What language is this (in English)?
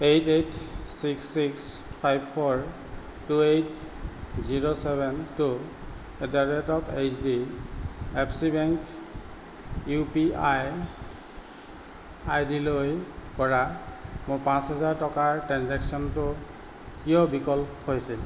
Assamese